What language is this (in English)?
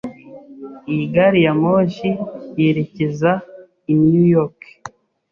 Kinyarwanda